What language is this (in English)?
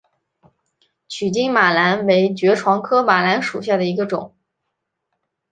Chinese